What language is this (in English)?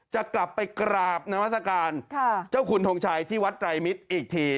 Thai